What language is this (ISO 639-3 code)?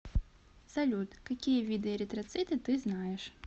rus